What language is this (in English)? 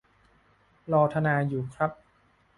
Thai